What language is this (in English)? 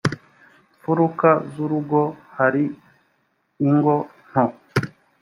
Kinyarwanda